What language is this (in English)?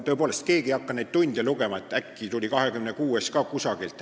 Estonian